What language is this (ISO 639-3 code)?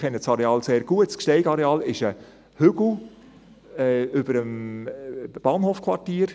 gsw